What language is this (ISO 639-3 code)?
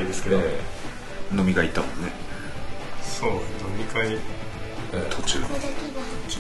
jpn